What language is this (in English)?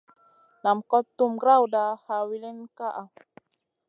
Masana